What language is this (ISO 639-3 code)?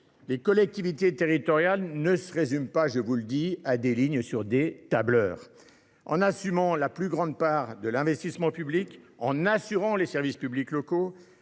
fra